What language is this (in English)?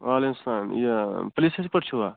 Kashmiri